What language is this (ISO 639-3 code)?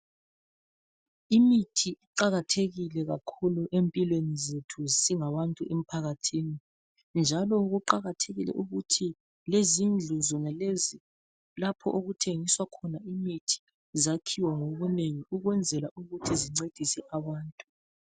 nde